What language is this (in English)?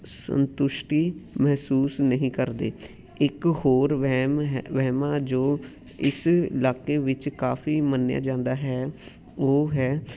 Punjabi